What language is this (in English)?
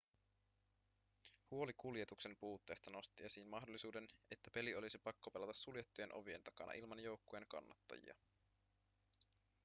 Finnish